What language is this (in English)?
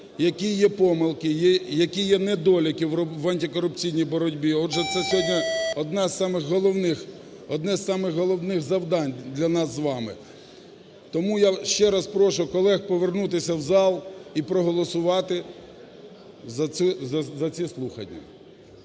Ukrainian